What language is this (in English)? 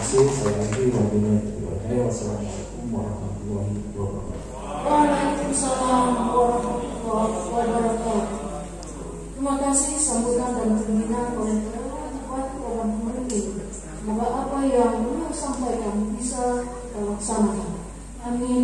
Indonesian